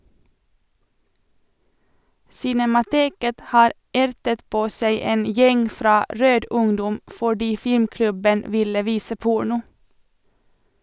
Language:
Norwegian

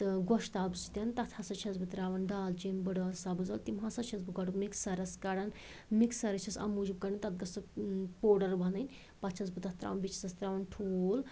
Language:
Kashmiri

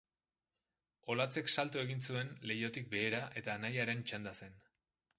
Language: Basque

